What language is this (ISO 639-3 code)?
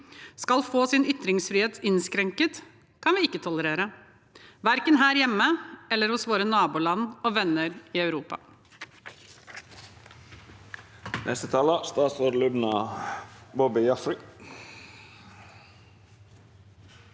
nor